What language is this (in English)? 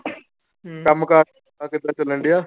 Punjabi